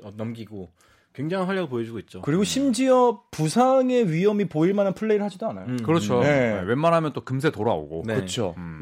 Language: Korean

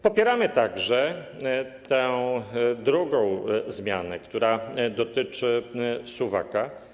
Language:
Polish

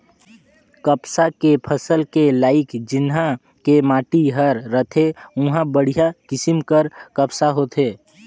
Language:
Chhattisgarhi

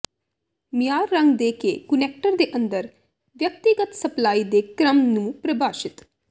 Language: Punjabi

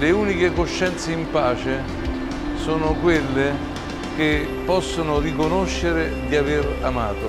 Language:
Italian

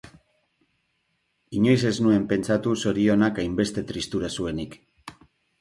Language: Basque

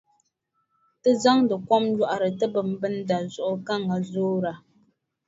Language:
Dagbani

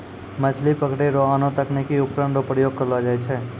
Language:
Maithili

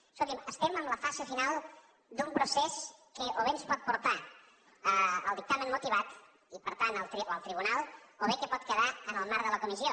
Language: Catalan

